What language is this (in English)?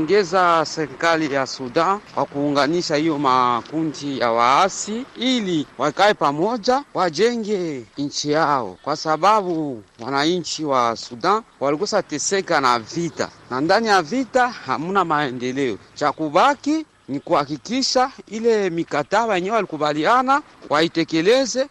Swahili